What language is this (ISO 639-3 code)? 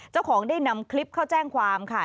tha